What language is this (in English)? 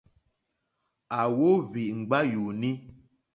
Mokpwe